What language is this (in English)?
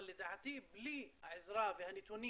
Hebrew